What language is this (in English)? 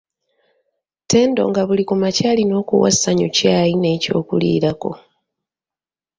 Ganda